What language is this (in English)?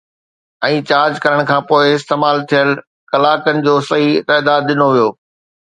Sindhi